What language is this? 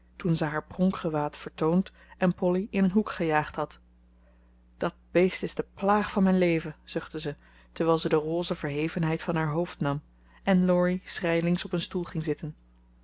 Dutch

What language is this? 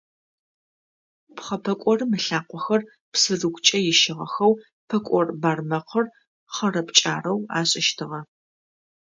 Adyghe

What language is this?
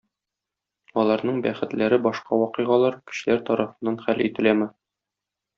Tatar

